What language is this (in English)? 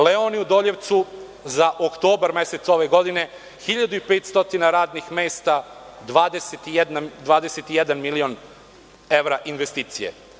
Serbian